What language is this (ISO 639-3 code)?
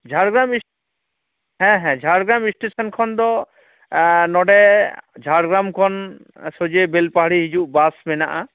sat